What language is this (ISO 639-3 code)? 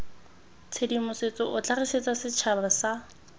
tsn